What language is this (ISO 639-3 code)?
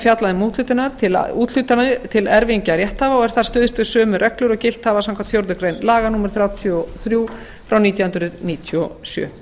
isl